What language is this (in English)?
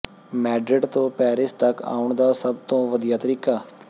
Punjabi